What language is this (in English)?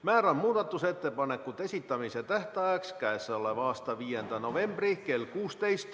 Estonian